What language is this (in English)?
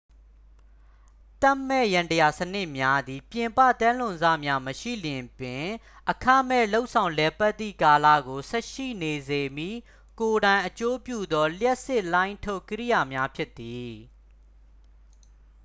Burmese